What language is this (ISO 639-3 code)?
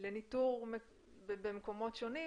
heb